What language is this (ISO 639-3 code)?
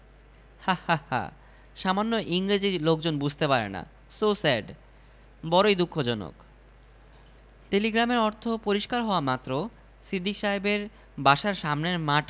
ben